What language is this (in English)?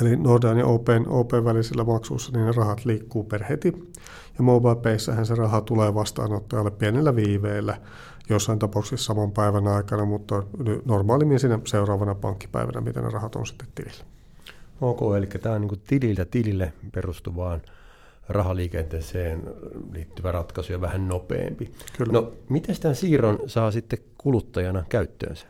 Finnish